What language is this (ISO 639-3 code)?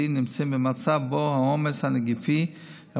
heb